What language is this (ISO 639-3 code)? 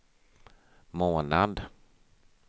swe